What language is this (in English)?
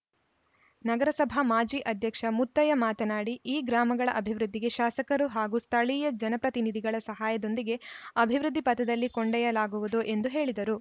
Kannada